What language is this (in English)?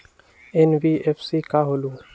Magahi